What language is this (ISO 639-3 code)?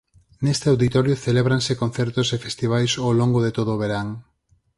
glg